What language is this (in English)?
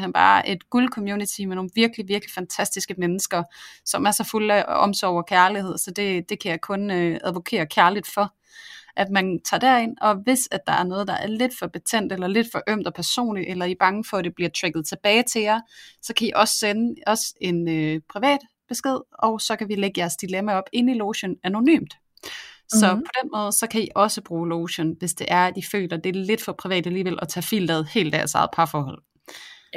Danish